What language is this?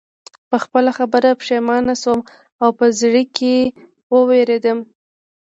Pashto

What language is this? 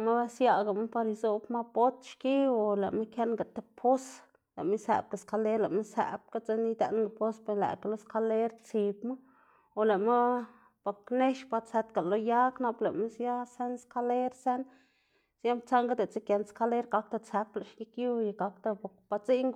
Xanaguía Zapotec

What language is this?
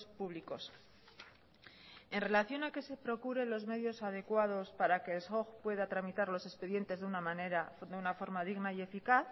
Spanish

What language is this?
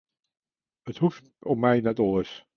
Western Frisian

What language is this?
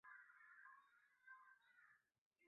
Chinese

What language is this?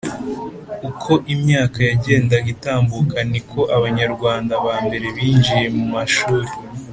Kinyarwanda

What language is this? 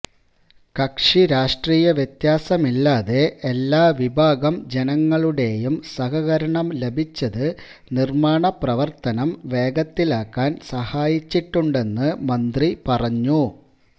Malayalam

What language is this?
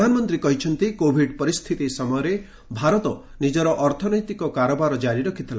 Odia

